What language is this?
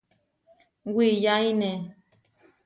Huarijio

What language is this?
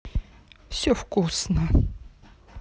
Russian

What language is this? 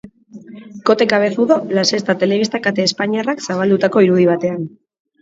Basque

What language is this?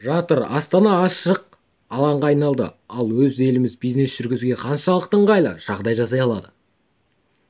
Kazakh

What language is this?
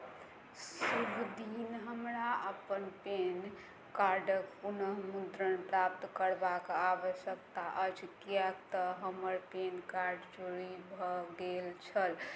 Maithili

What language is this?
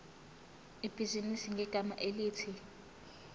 Zulu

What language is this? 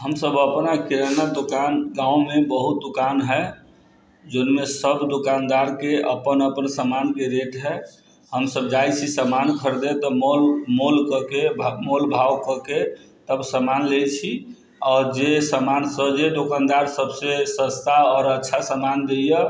Maithili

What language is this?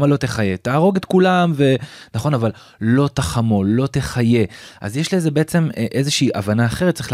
Hebrew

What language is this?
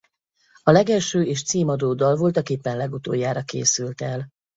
Hungarian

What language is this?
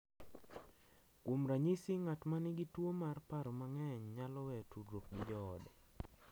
Luo (Kenya and Tanzania)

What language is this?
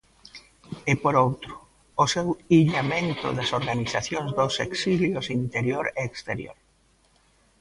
Galician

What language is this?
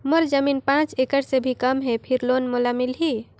Chhattisgarhi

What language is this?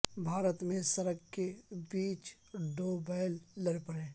Urdu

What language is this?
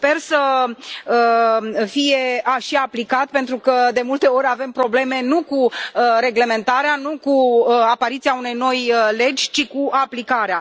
Romanian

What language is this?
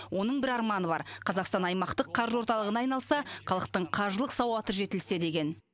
Kazakh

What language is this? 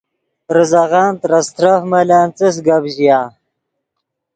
Yidgha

